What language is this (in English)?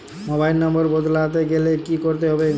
Bangla